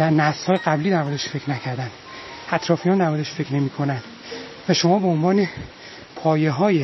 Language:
Persian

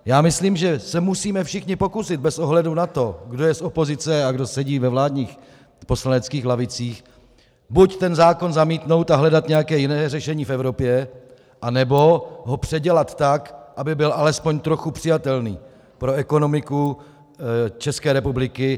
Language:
Czech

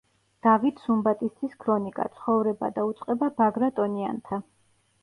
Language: Georgian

